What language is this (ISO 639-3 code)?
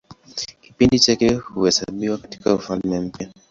swa